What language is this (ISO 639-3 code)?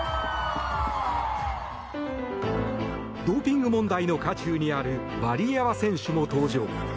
jpn